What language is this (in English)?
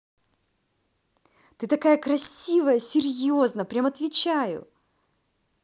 Russian